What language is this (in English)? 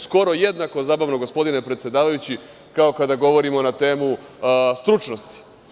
Serbian